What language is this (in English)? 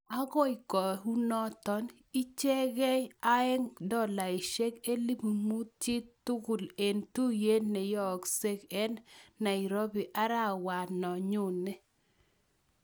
Kalenjin